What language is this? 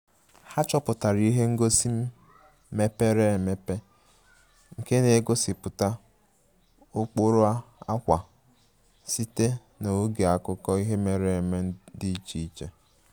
Igbo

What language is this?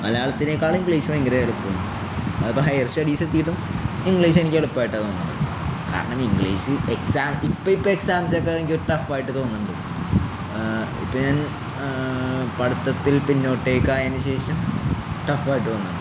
Malayalam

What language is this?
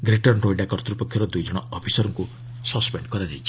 Odia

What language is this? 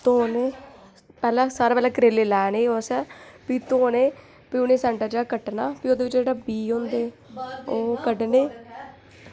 Dogri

